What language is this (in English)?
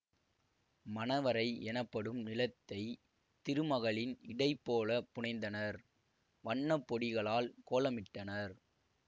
Tamil